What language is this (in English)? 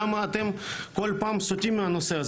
Hebrew